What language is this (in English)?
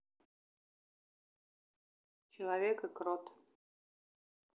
Russian